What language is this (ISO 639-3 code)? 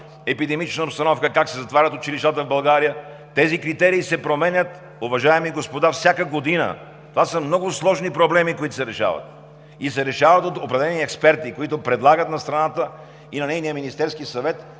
bul